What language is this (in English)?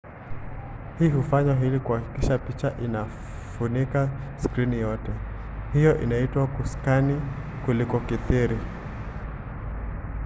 Swahili